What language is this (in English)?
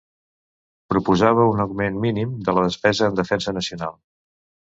Catalan